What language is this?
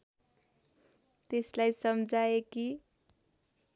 Nepali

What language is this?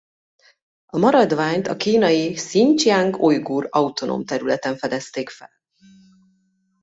Hungarian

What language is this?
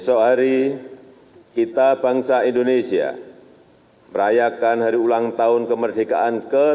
Indonesian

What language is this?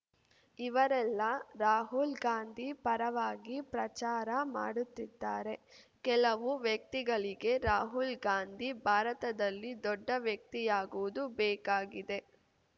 Kannada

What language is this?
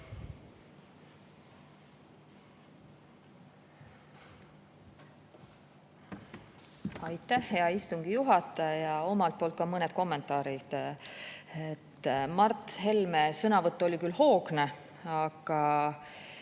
Estonian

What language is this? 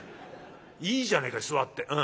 Japanese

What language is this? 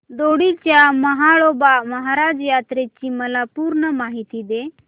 Marathi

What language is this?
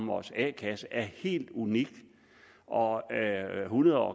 Danish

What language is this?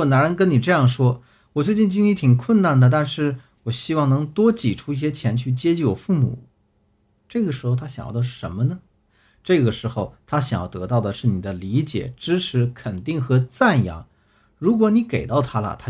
Chinese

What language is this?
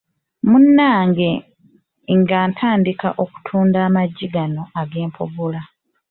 Ganda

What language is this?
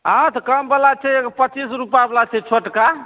Maithili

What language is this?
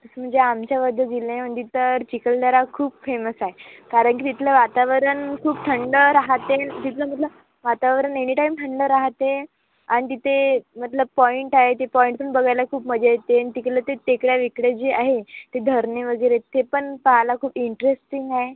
Marathi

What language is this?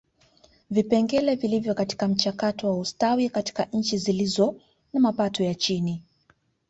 Swahili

